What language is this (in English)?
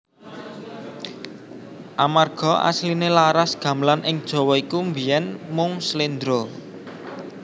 Javanese